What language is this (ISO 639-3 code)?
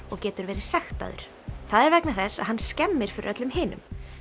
isl